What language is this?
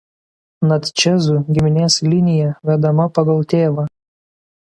Lithuanian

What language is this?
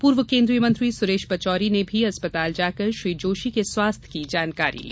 Hindi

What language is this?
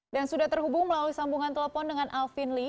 Indonesian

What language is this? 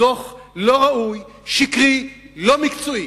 Hebrew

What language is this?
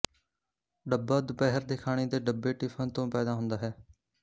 Punjabi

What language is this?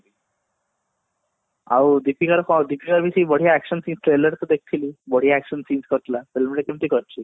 Odia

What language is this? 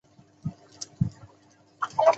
Chinese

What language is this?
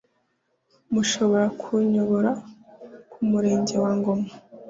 Kinyarwanda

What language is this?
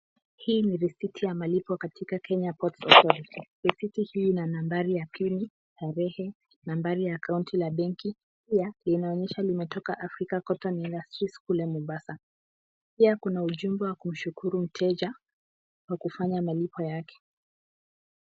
Swahili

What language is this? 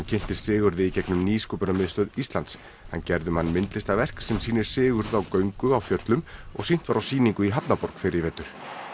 Icelandic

